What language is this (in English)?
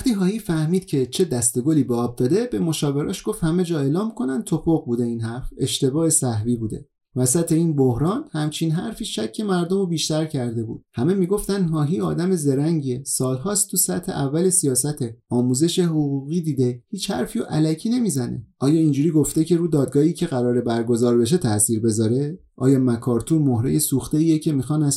Persian